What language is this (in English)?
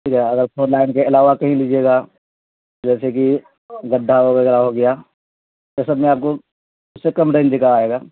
Urdu